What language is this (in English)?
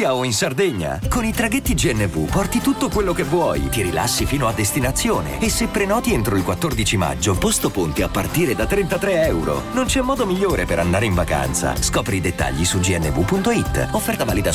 Italian